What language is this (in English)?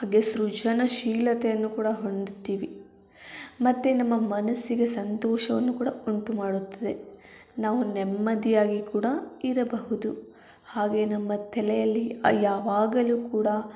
Kannada